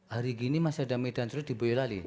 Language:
Indonesian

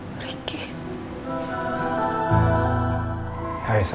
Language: Indonesian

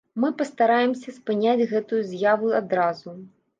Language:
Belarusian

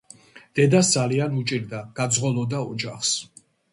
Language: Georgian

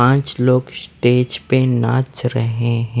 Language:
Hindi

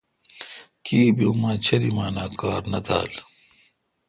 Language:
Kalkoti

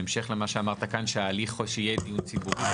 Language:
Hebrew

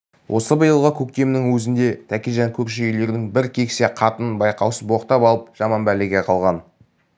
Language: Kazakh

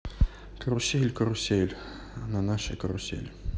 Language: Russian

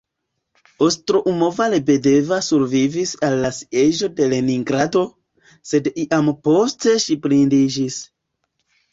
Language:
Esperanto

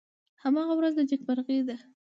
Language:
Pashto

